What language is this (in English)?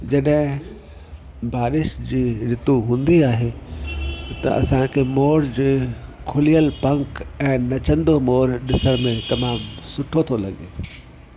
Sindhi